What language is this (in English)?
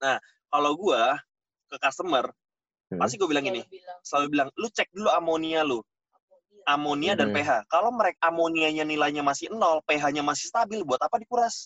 Indonesian